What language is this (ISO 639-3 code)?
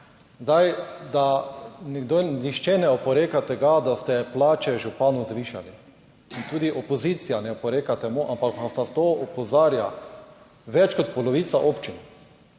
slv